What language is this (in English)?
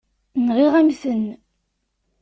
Kabyle